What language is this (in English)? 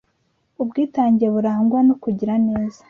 Kinyarwanda